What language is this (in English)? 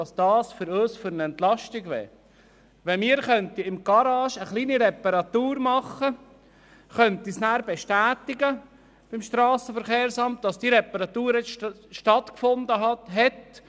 Swiss German